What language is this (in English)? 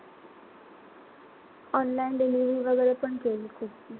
Marathi